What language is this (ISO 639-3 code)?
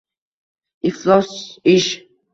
uzb